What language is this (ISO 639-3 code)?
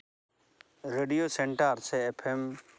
sat